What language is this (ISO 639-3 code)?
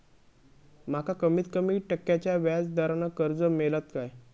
mar